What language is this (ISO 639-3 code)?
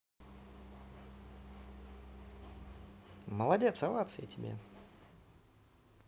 rus